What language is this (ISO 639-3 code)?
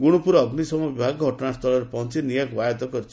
ori